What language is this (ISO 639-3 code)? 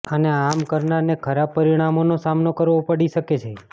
guj